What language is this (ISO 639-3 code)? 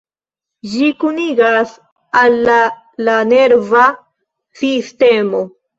epo